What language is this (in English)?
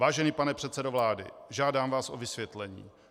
Czech